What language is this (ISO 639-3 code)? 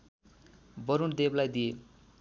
nep